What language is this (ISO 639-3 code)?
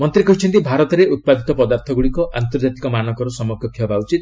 ori